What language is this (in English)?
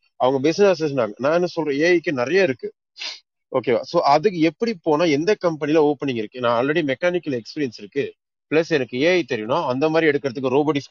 Tamil